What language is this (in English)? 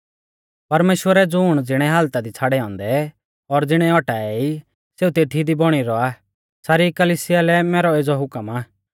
Mahasu Pahari